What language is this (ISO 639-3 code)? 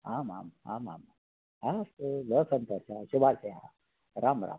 san